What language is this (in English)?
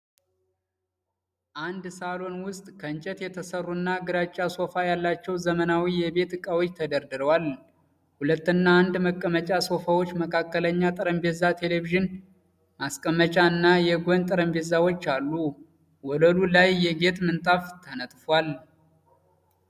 Amharic